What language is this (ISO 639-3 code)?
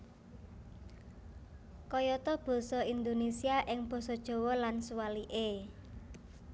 jav